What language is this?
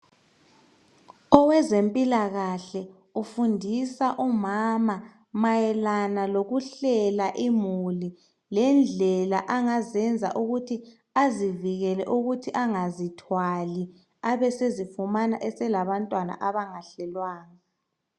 North Ndebele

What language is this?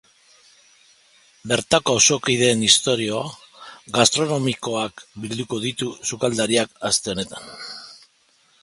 Basque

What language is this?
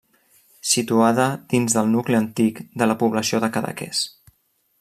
Catalan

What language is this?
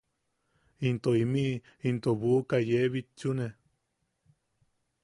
Yaqui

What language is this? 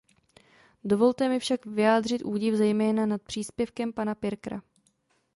Czech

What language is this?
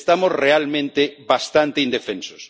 Spanish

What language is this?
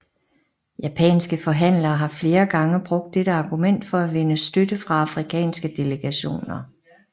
Danish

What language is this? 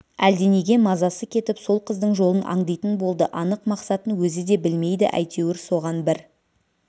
Kazakh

